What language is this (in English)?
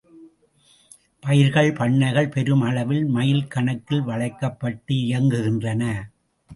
Tamil